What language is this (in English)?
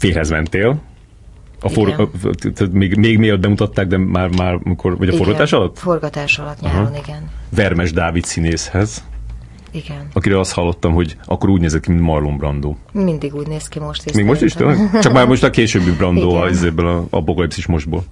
Hungarian